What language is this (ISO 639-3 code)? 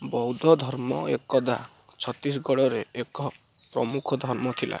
ori